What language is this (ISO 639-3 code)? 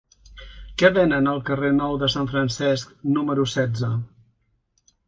cat